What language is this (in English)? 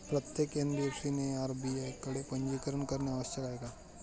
Marathi